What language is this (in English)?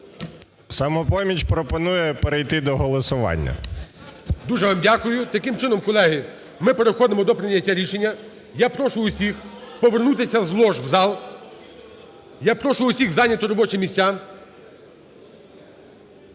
Ukrainian